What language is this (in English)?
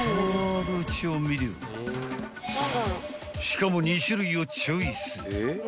Japanese